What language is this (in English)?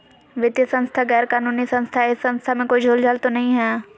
Magahi